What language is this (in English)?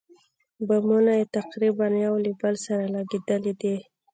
Pashto